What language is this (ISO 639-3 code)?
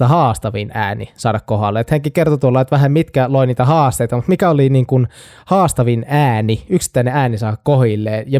fin